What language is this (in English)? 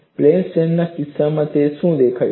Gujarati